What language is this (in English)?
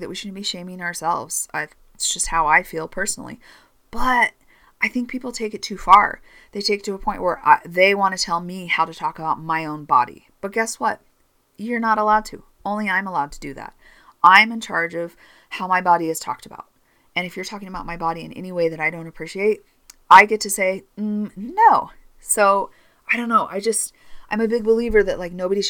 English